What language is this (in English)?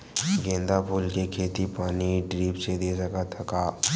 Chhattisgarhi